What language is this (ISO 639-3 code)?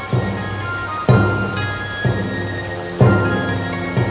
ind